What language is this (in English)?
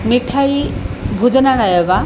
Sanskrit